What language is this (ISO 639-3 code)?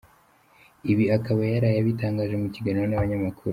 kin